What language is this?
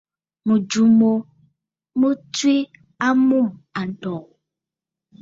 Bafut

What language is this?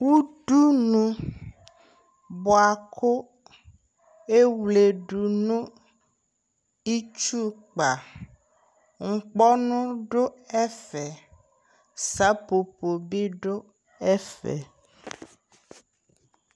Ikposo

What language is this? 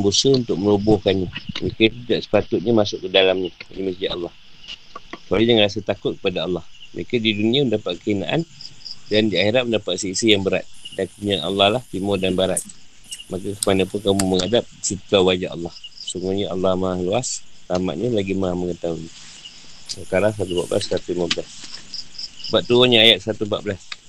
Malay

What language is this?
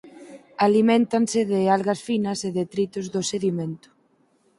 Galician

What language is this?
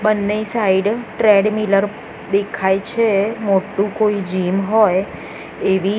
Gujarati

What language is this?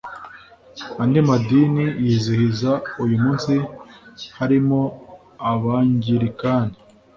Kinyarwanda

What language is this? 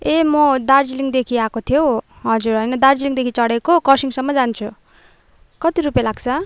Nepali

